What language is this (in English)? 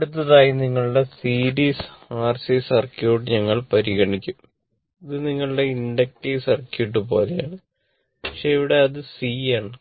Malayalam